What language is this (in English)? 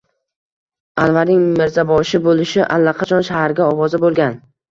Uzbek